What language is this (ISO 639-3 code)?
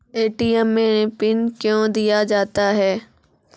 mai